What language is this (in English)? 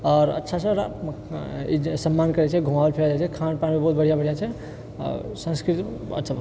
Maithili